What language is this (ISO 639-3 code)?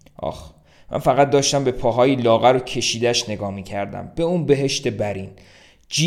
fas